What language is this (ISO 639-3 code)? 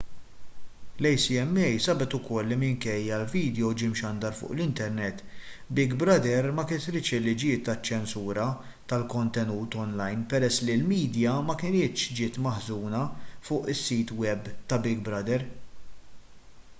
mlt